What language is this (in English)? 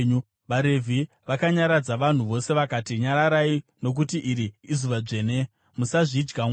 Shona